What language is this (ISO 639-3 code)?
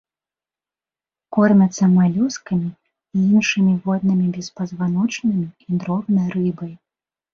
bel